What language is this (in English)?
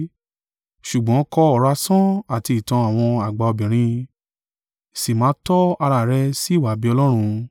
Yoruba